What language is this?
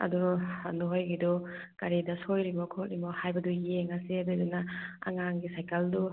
Manipuri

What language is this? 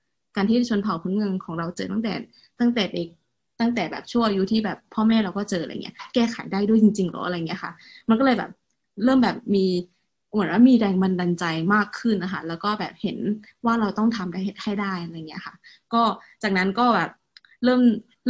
Thai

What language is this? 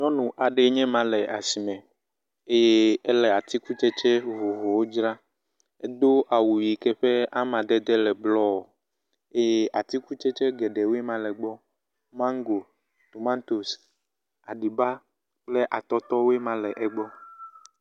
Ewe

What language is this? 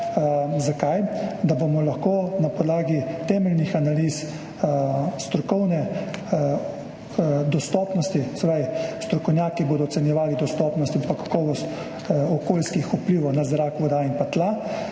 Slovenian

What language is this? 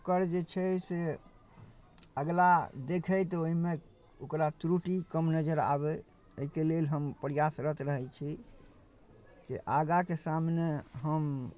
Maithili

